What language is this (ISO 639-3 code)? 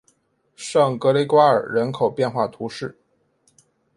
zho